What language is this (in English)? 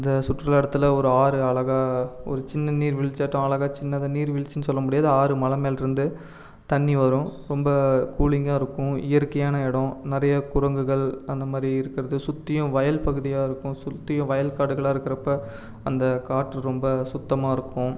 Tamil